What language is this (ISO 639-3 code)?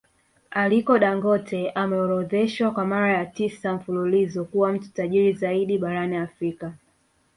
swa